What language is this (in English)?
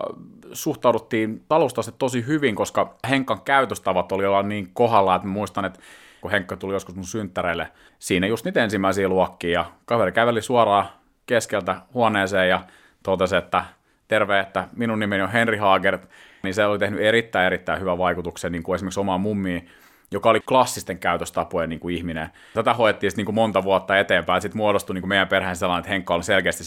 Finnish